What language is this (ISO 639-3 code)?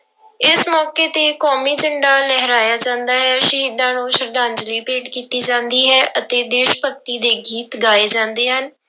pan